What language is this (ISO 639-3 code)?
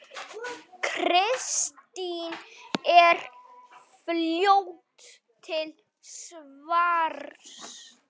isl